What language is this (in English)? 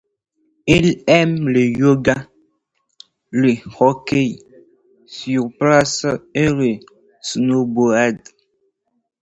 French